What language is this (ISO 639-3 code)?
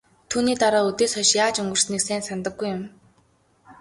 mon